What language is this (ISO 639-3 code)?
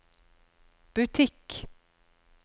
nor